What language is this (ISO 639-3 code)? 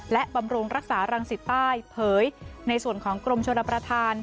tha